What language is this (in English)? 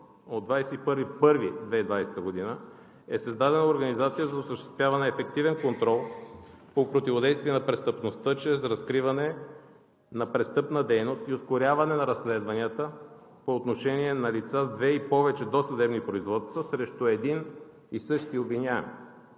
Bulgarian